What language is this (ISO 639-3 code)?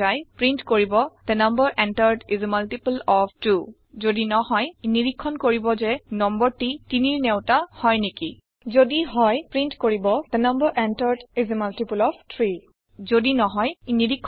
asm